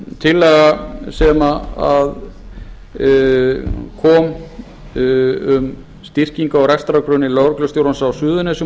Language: Icelandic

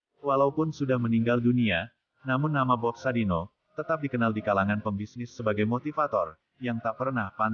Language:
Indonesian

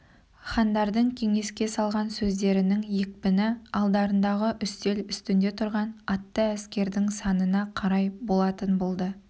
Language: Kazakh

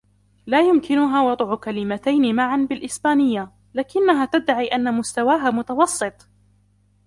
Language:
Arabic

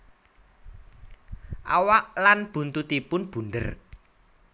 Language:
Javanese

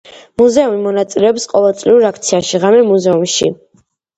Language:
Georgian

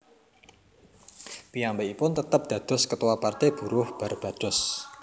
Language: Javanese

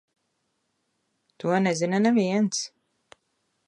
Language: Latvian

